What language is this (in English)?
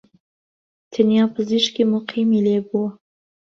Central Kurdish